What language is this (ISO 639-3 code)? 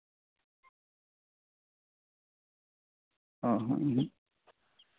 sat